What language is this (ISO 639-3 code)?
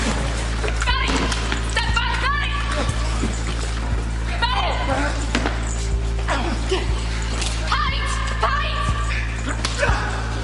cym